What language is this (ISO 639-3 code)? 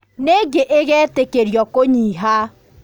kik